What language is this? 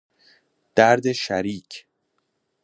Persian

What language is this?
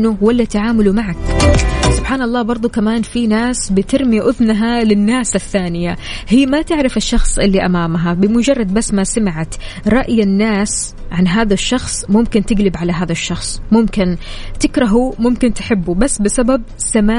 Arabic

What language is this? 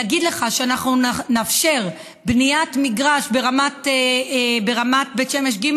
Hebrew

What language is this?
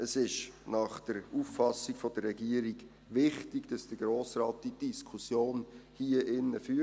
Swiss German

